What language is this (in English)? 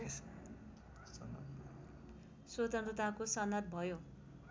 Nepali